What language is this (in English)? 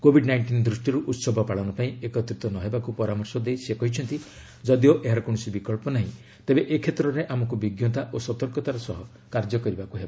Odia